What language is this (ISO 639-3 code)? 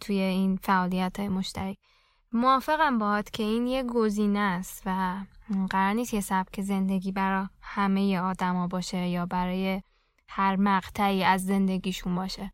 fas